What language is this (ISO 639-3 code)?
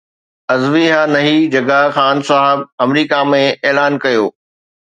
snd